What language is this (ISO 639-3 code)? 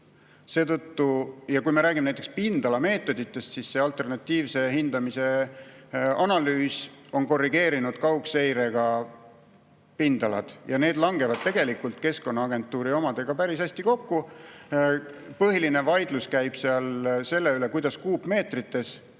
est